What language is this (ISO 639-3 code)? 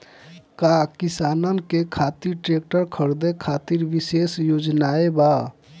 bho